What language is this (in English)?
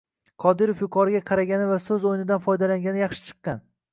Uzbek